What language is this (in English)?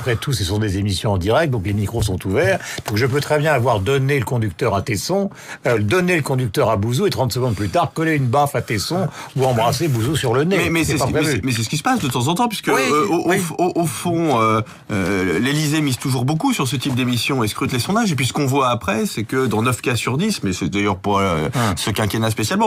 French